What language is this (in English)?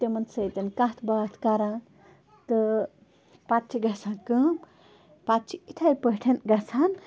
Kashmiri